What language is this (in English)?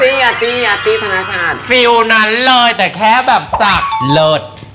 Thai